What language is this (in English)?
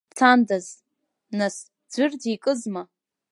Abkhazian